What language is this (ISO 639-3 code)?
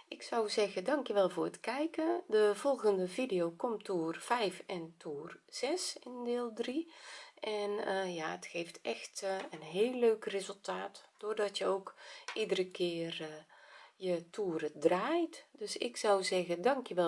nld